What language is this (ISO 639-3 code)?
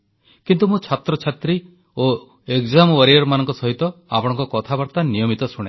ori